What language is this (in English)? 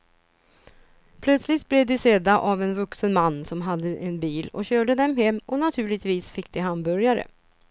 Swedish